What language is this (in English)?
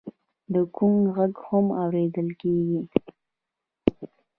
Pashto